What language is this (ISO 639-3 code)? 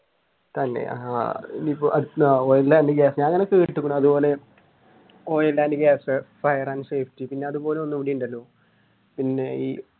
mal